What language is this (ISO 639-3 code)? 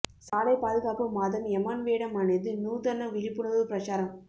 tam